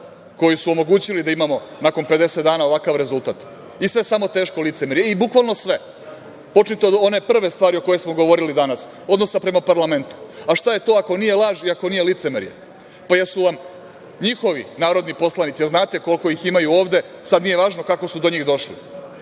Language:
Serbian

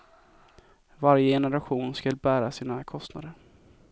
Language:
Swedish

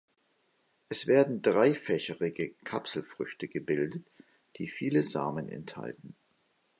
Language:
German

